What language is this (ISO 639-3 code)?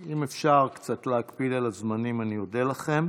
heb